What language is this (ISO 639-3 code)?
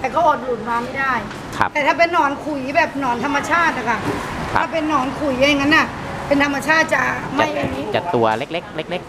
tha